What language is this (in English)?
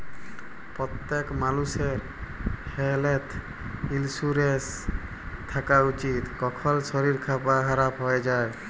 Bangla